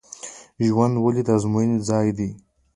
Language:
Pashto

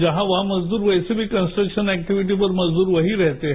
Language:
Hindi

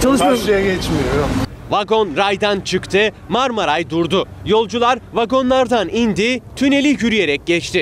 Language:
Turkish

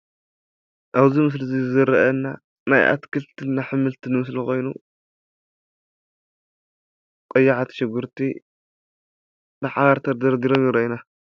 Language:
Tigrinya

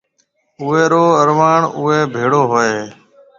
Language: Marwari (Pakistan)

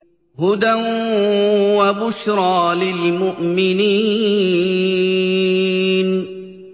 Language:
Arabic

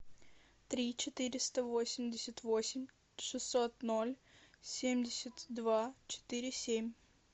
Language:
Russian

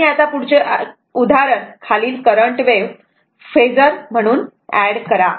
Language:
Marathi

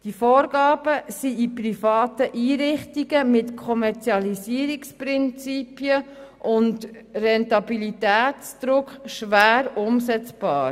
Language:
Swiss German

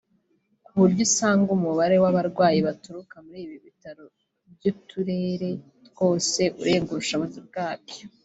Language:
Kinyarwanda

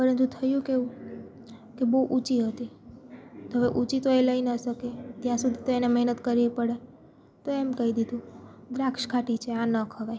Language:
Gujarati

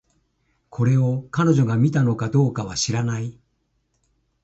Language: Japanese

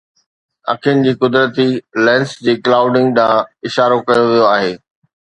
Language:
Sindhi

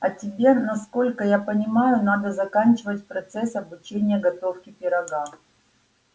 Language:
Russian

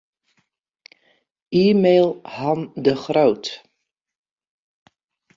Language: Western Frisian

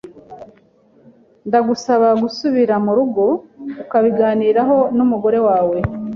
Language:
Kinyarwanda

